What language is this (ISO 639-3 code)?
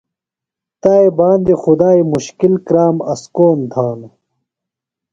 phl